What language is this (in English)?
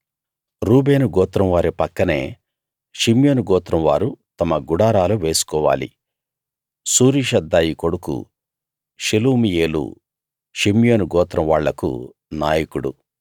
Telugu